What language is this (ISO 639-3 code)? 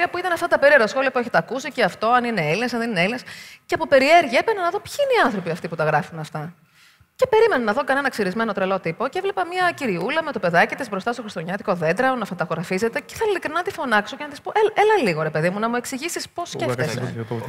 ell